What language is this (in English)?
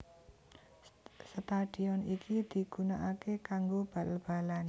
Javanese